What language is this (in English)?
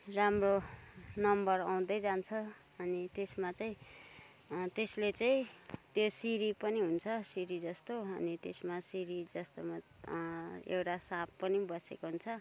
Nepali